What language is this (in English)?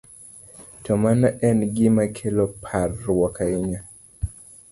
Luo (Kenya and Tanzania)